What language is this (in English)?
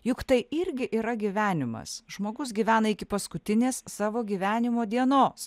Lithuanian